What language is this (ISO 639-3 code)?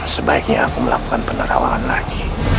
ind